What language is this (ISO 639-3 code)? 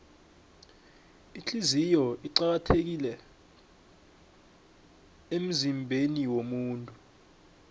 nbl